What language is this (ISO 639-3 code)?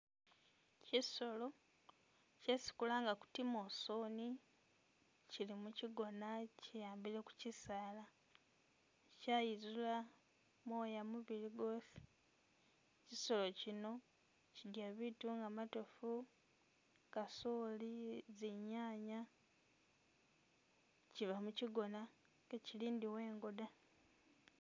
myx